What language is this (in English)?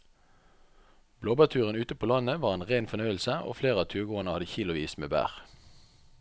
Norwegian